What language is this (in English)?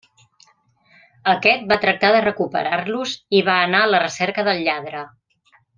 Catalan